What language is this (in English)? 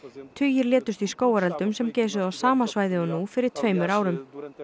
Icelandic